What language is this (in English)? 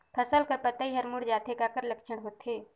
Chhattisgarhi